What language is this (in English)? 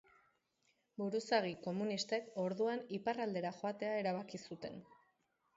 Basque